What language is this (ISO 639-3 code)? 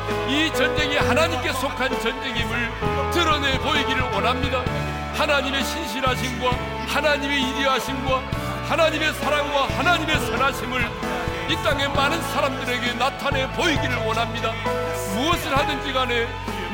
kor